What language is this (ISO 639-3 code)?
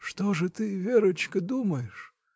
rus